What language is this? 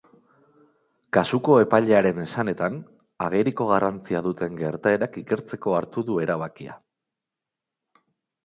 Basque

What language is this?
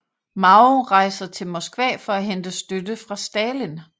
Danish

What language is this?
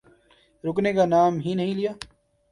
Urdu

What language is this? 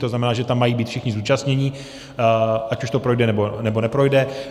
Czech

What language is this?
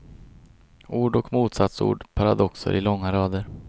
Swedish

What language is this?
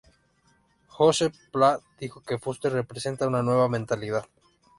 Spanish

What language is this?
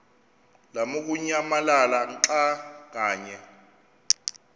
Xhosa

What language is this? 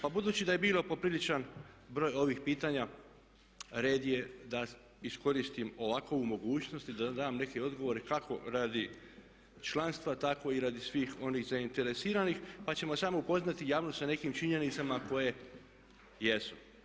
Croatian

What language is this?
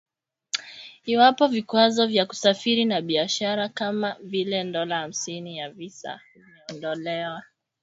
Swahili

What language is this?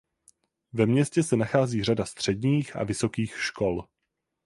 Czech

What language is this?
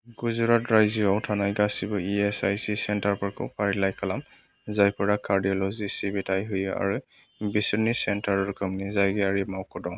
Bodo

